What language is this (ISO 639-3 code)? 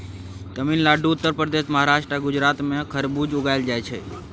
mai